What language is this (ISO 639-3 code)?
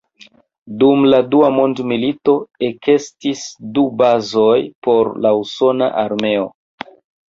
epo